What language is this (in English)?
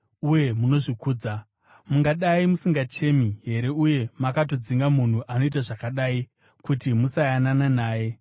Shona